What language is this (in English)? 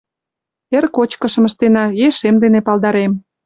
Mari